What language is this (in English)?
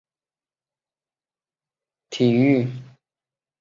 Chinese